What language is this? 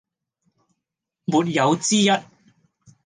Cantonese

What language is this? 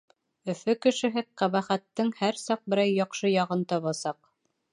Bashkir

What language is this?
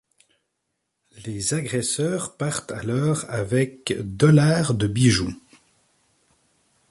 French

